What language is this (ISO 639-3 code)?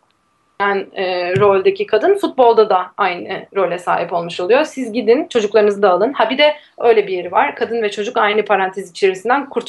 tur